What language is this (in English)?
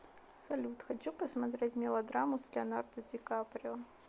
Russian